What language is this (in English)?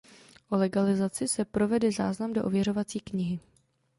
Czech